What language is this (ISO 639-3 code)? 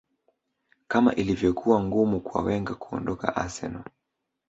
swa